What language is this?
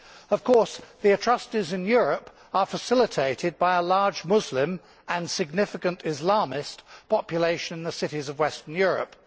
English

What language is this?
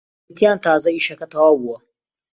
Central Kurdish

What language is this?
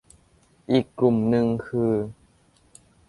Thai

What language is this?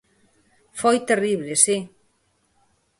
Galician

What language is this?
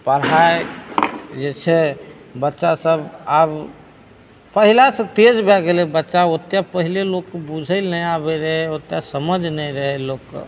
Maithili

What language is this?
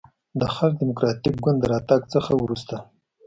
Pashto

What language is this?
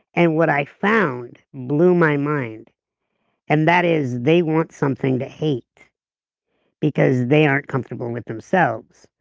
English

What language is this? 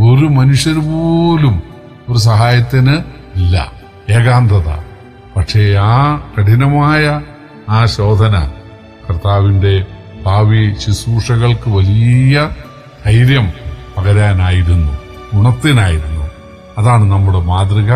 Malayalam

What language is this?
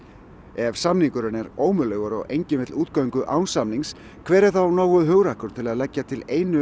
Icelandic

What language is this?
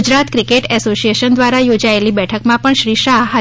Gujarati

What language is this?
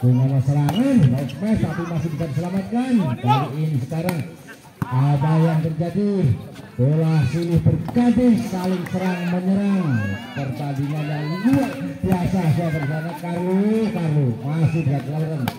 Indonesian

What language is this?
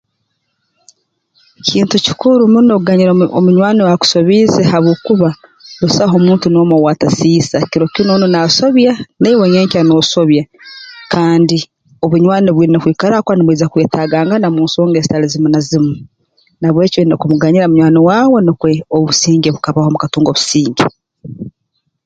Tooro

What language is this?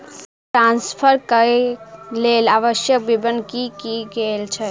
Maithili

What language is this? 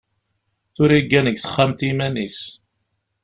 Kabyle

